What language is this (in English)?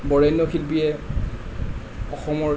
Assamese